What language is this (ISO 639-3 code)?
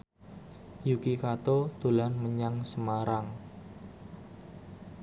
jav